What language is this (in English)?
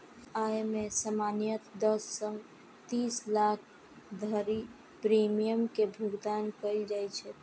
Maithili